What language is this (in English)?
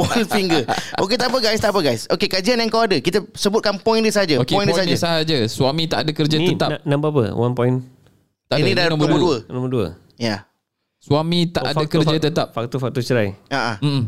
Malay